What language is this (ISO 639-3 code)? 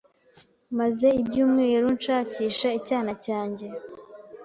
kin